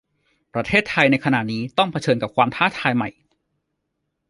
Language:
Thai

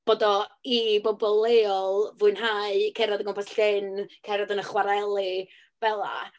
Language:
Welsh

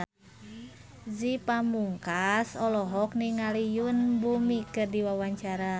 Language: Sundanese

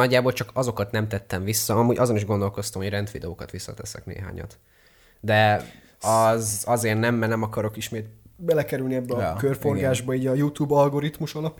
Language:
Hungarian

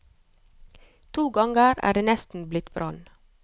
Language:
Norwegian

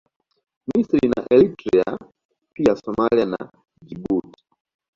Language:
Swahili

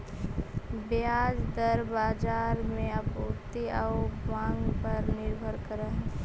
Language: Magahi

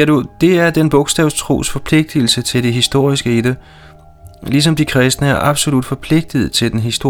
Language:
Danish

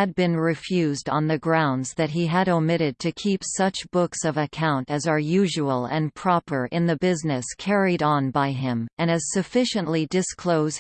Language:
English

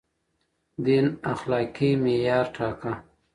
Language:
Pashto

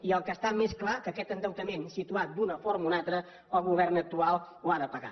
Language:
Catalan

